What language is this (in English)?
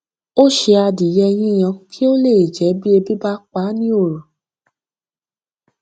Yoruba